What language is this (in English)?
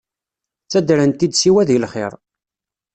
Kabyle